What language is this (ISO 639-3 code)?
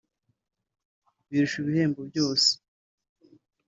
kin